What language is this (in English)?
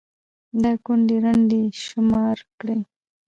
Pashto